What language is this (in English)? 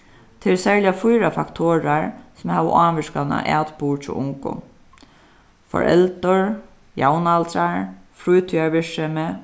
Faroese